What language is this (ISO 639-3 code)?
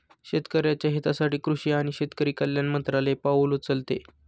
mar